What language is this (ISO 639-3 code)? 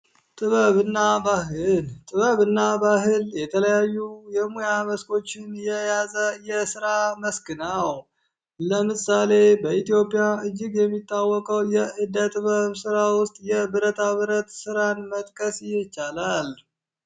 amh